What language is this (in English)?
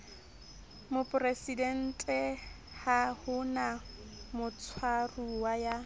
Southern Sotho